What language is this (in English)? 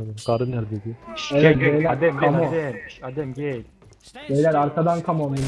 Turkish